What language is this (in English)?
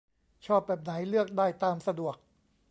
Thai